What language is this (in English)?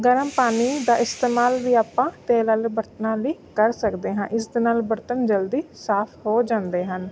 Punjabi